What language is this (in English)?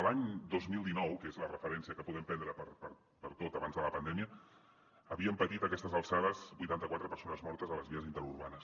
Catalan